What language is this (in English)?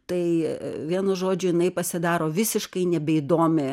Lithuanian